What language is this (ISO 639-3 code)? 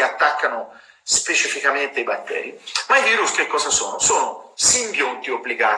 ita